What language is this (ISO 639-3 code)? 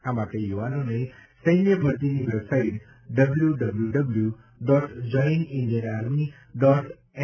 guj